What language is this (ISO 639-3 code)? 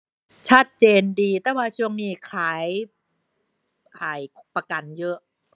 tha